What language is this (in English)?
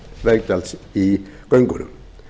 Icelandic